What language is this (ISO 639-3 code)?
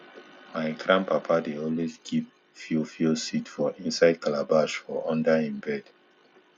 pcm